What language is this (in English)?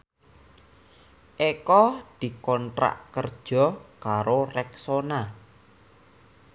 Javanese